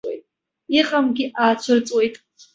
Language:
Abkhazian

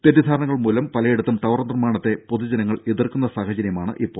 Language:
Malayalam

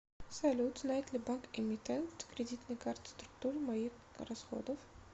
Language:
Russian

